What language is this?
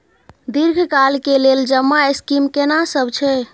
Maithili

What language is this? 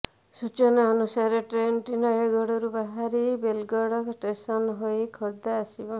Odia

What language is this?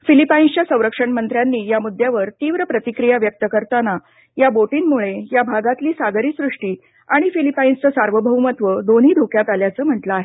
Marathi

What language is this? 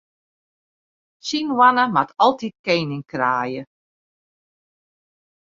Western Frisian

